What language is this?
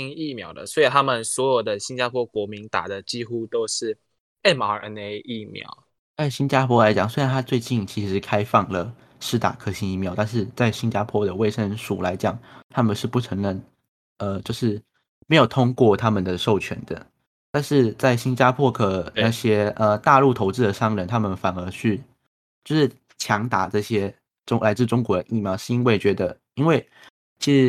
Chinese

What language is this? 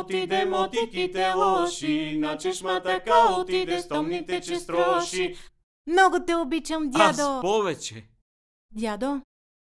Bulgarian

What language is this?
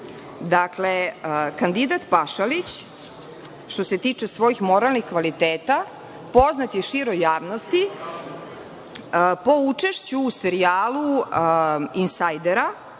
Serbian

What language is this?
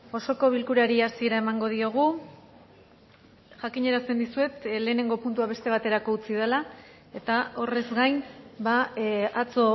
Basque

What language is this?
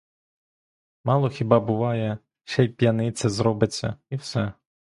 Ukrainian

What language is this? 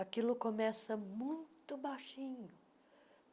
Portuguese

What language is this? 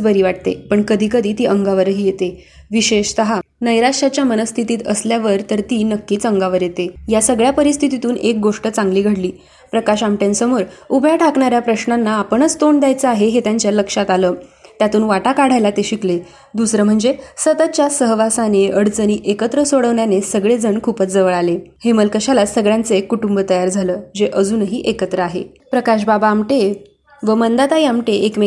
Marathi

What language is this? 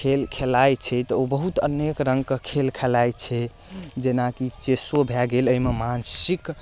Maithili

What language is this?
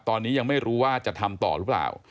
Thai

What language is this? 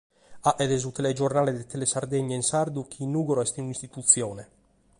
Sardinian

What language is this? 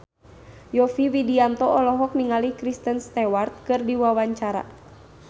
Sundanese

